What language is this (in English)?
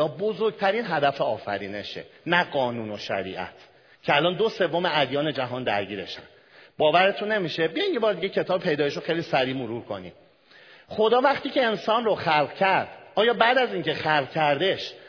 Persian